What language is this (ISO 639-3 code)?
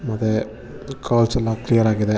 kan